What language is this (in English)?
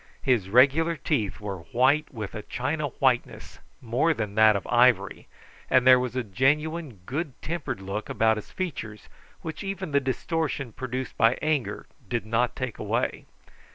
English